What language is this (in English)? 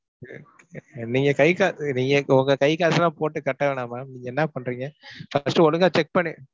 Tamil